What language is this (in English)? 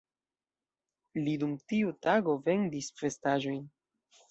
Esperanto